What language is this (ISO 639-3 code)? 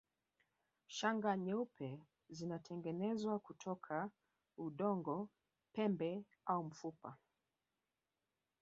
swa